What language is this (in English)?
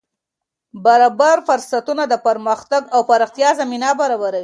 Pashto